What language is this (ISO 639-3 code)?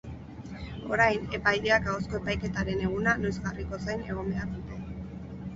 eus